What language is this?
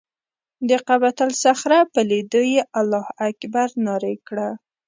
Pashto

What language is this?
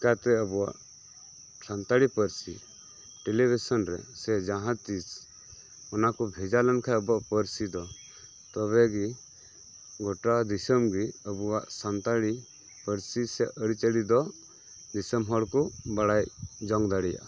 Santali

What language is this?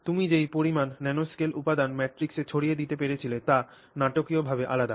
Bangla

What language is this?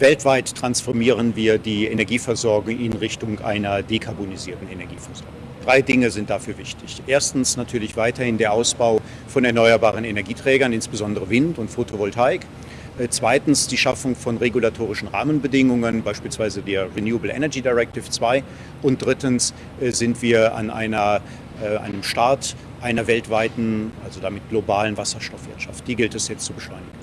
German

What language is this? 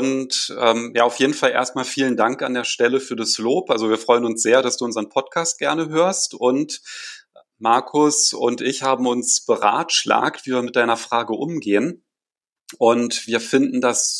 German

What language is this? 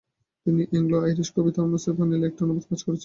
Bangla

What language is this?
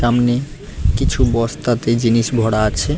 Bangla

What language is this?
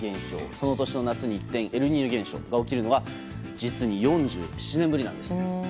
Japanese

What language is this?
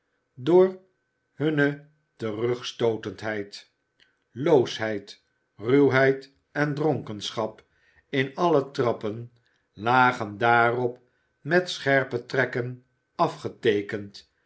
Dutch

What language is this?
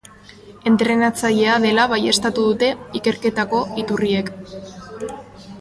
Basque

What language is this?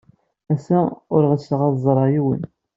Kabyle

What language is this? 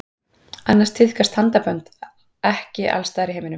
Icelandic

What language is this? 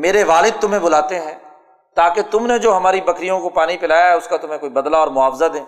Urdu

